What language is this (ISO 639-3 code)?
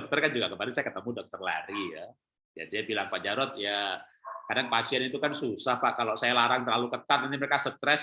ind